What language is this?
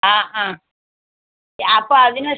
Malayalam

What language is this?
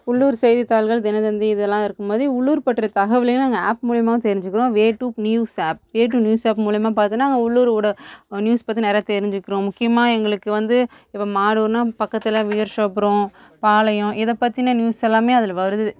Tamil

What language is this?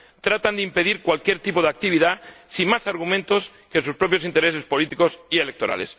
Spanish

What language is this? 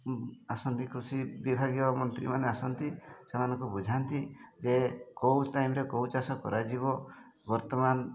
Odia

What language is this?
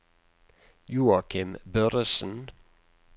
Norwegian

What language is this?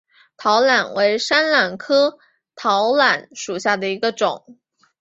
Chinese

